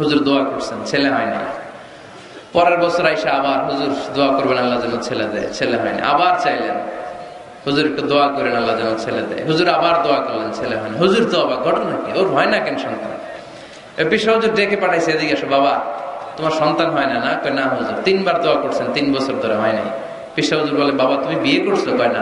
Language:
Arabic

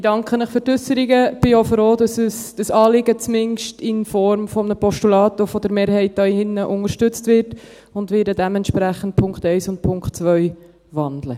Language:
Swiss German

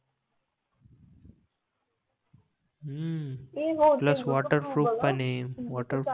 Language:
Marathi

